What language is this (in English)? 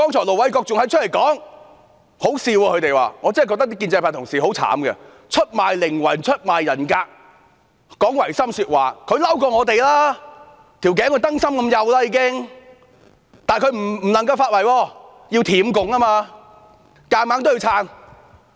Cantonese